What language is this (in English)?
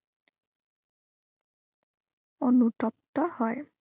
Assamese